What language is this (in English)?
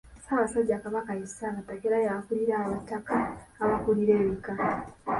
Ganda